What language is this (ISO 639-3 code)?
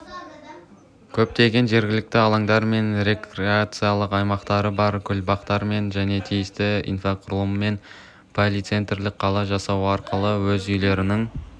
kaz